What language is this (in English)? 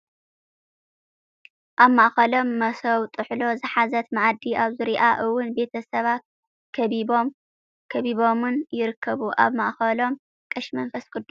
Tigrinya